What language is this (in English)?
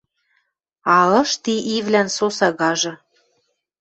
Western Mari